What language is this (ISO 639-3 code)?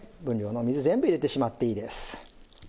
jpn